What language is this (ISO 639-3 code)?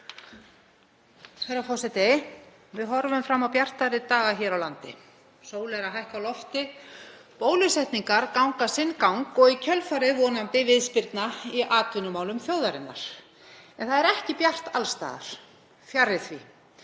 isl